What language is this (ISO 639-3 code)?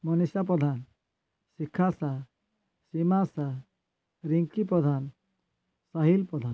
ori